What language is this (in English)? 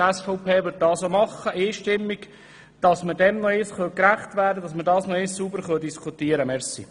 Swiss German